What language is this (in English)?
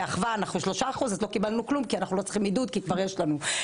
Hebrew